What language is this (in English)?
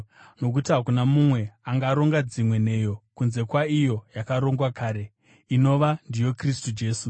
Shona